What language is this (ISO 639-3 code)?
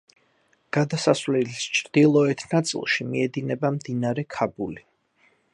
kat